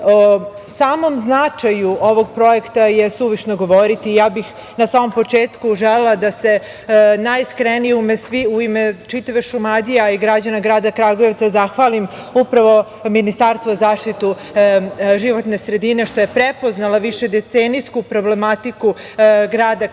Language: Serbian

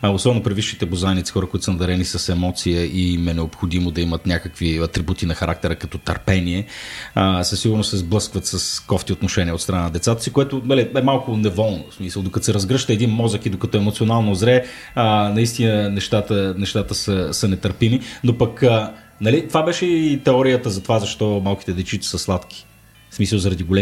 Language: Bulgarian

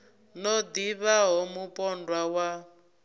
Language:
Venda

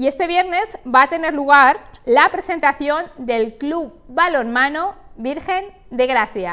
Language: Spanish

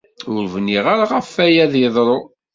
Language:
Kabyle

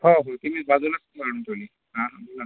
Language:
Marathi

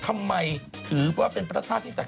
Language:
Thai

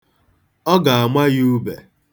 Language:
Igbo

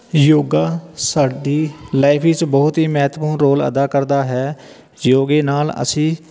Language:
Punjabi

